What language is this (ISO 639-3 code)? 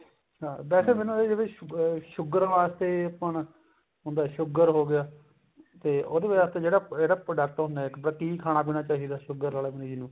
pan